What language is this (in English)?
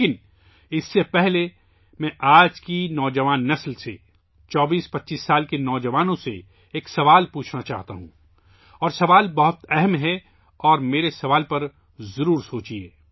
Urdu